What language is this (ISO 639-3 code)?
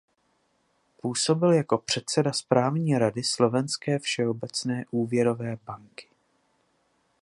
ces